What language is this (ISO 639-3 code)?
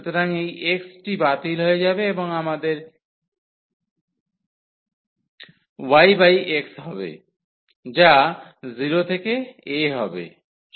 ben